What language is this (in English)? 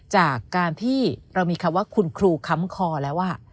Thai